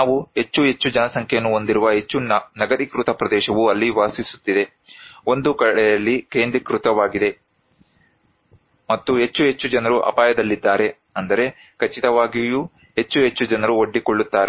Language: Kannada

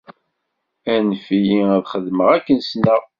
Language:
Kabyle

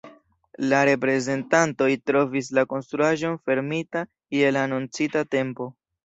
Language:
Esperanto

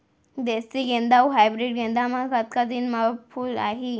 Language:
Chhattisgarhi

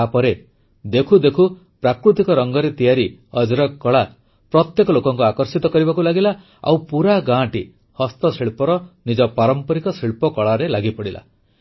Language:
Odia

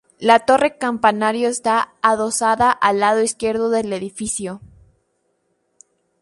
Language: Spanish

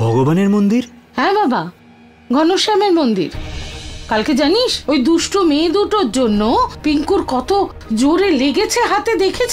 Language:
Bangla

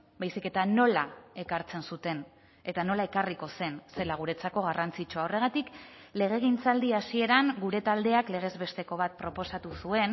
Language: Basque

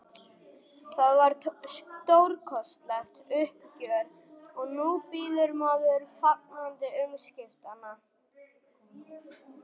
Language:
Icelandic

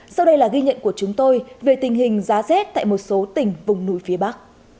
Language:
Vietnamese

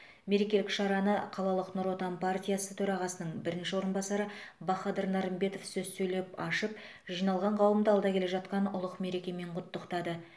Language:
Kazakh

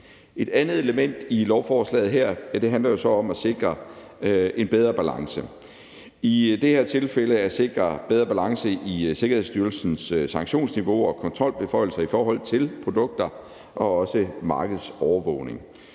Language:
Danish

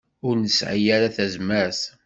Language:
Kabyle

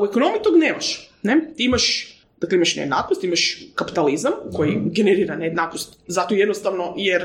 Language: Croatian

